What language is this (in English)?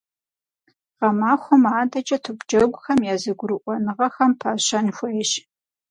Kabardian